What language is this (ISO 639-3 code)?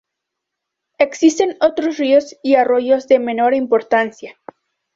spa